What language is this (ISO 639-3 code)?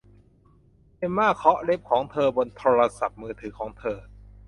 tha